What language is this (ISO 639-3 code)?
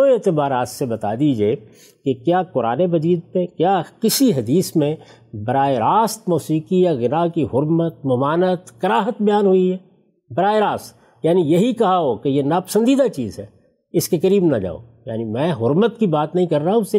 urd